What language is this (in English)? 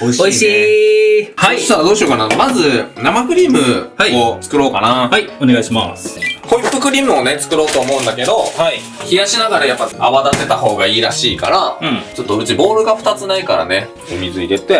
Japanese